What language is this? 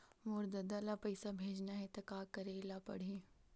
Chhattisgarhi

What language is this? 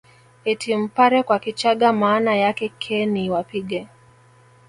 Swahili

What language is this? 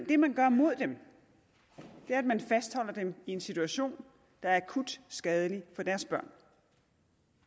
Danish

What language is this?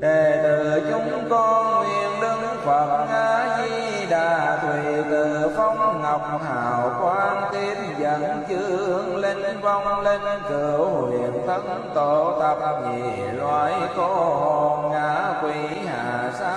Vietnamese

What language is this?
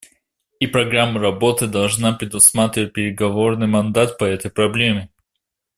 Russian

